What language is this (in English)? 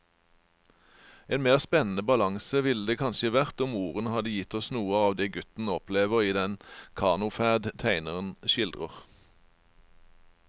Norwegian